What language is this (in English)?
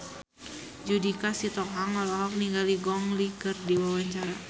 Sundanese